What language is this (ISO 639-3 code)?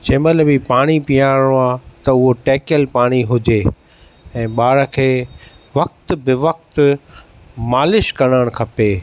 snd